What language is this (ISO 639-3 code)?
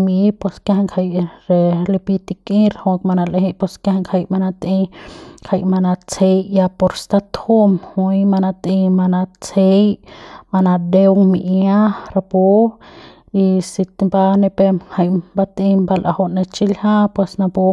pbs